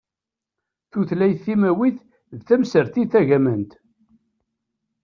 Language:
Kabyle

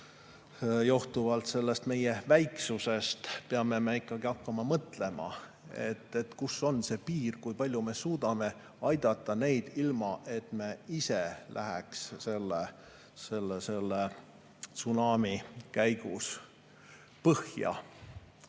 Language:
Estonian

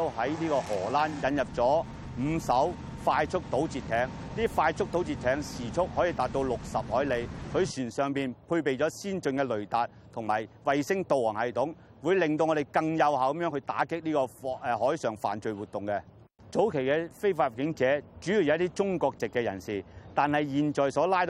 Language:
Chinese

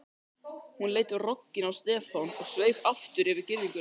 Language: Icelandic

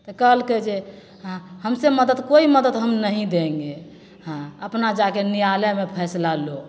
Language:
Maithili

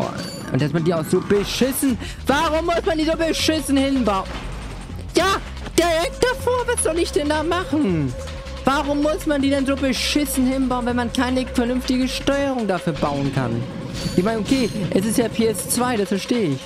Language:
German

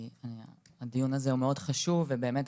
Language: Hebrew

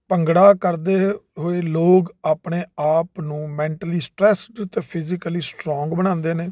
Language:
Punjabi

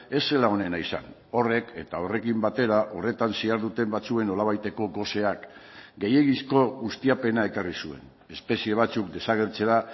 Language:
Basque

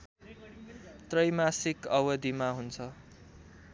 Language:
Nepali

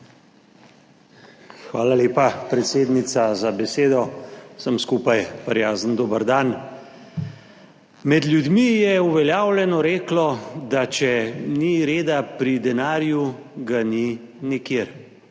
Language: Slovenian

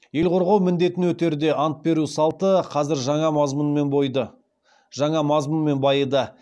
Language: Kazakh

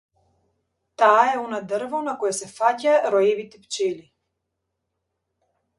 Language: Macedonian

